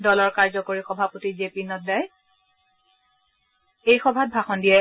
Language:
Assamese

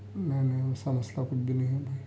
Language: Urdu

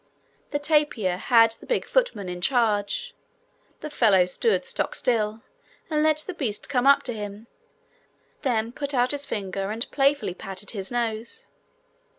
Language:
English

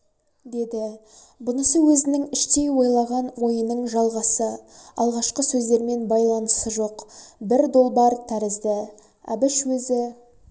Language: Kazakh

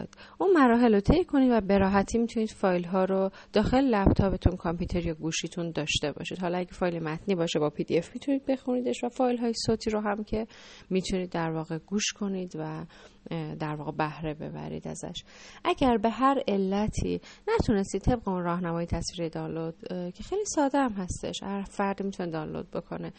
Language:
Persian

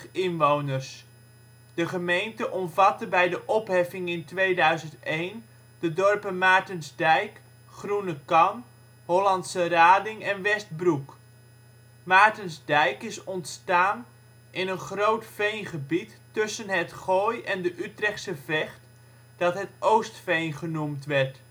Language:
Dutch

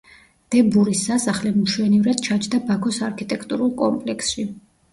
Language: Georgian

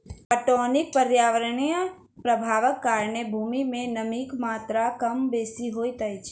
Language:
Maithili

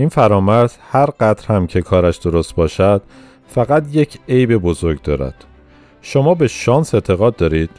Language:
Persian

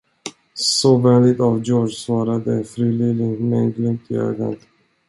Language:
Swedish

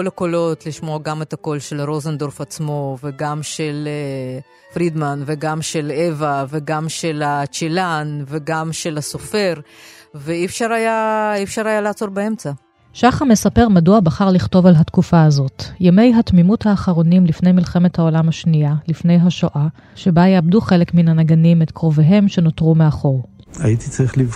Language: Hebrew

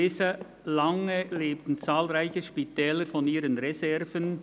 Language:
Swiss German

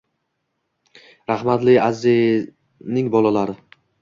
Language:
Uzbek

